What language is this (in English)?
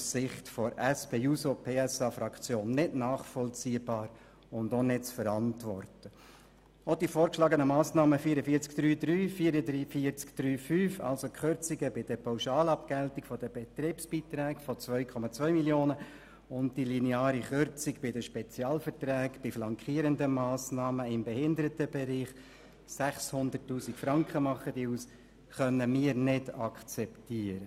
Swiss German